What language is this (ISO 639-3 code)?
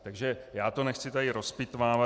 ces